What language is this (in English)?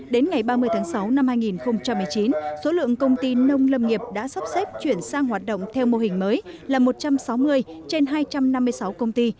Vietnamese